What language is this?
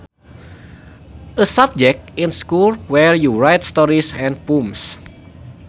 Sundanese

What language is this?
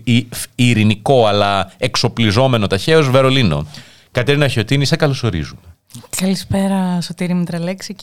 Greek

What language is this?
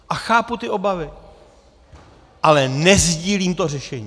Czech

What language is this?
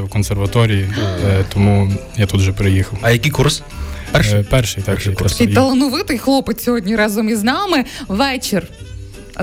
Ukrainian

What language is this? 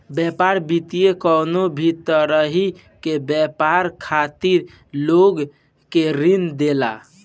Bhojpuri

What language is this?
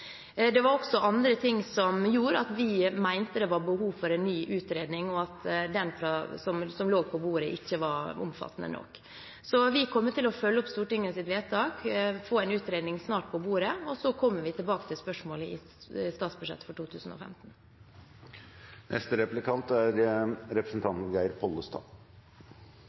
Norwegian Bokmål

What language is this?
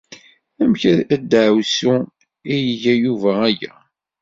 Kabyle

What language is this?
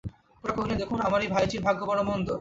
Bangla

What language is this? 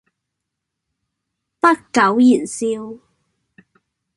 Cantonese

